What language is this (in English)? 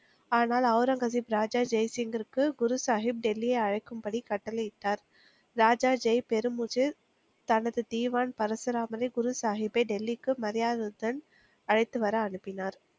Tamil